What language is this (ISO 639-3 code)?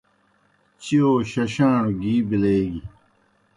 plk